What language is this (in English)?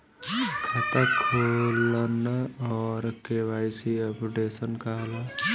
Bhojpuri